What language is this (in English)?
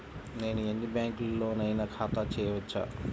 Telugu